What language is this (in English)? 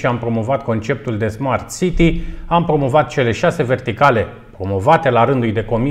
Romanian